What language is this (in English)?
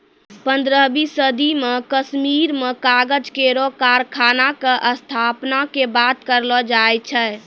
Maithili